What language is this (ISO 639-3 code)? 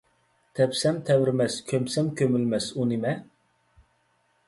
uig